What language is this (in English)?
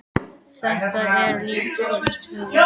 Icelandic